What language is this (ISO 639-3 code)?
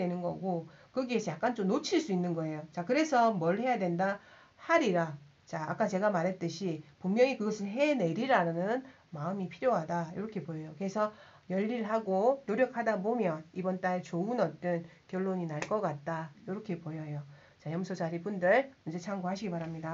kor